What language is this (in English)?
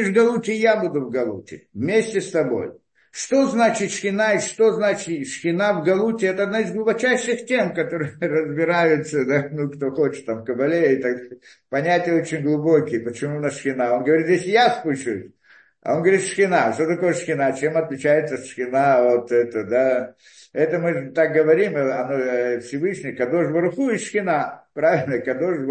Russian